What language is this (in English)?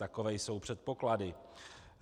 Czech